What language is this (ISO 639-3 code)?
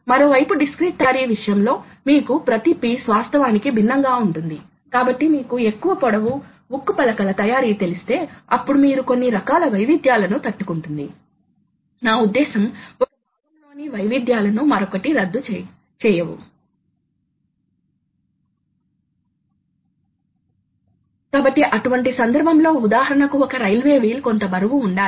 tel